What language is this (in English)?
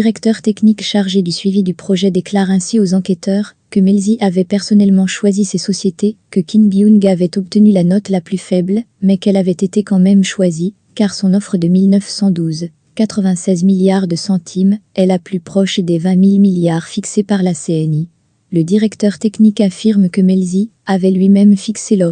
French